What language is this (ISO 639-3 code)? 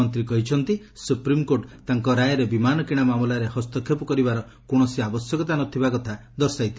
ori